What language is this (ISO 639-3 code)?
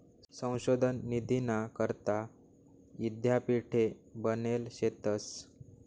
mar